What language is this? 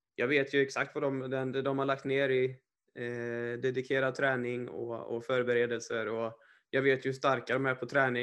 Swedish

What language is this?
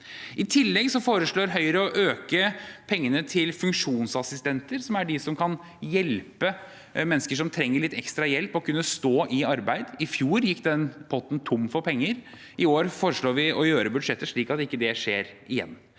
Norwegian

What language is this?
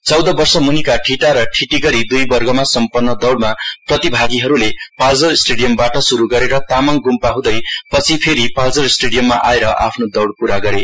Nepali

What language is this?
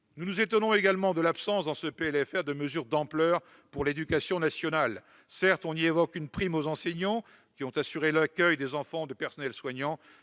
French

